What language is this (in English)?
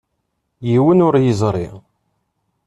Kabyle